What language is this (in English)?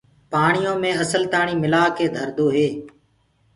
Gurgula